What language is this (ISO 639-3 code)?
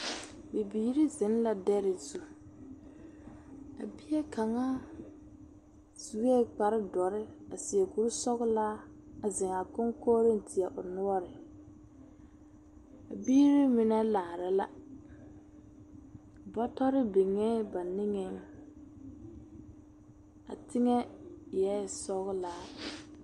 dga